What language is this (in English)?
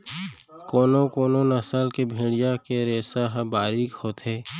Chhattisgarhi